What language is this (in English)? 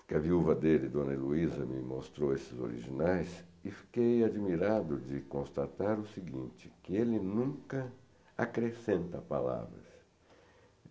Portuguese